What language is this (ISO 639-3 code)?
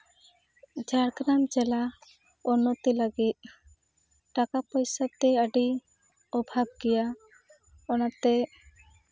sat